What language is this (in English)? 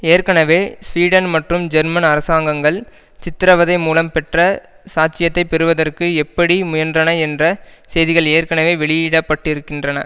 Tamil